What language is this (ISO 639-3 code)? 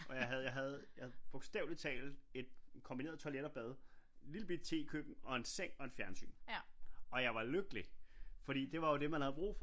dan